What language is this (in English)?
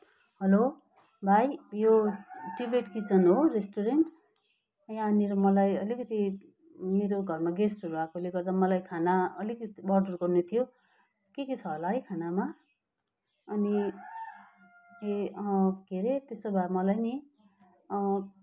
Nepali